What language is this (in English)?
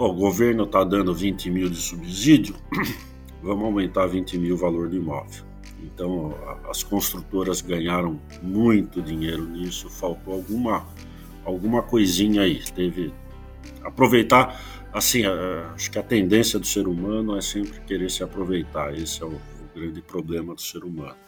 Portuguese